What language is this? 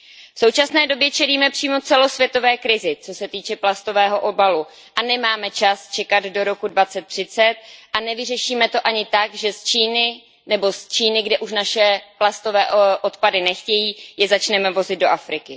Czech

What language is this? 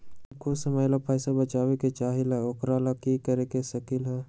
Magahi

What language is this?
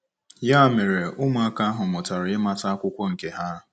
Igbo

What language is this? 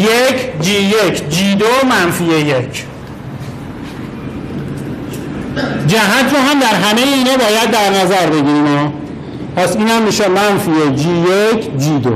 Persian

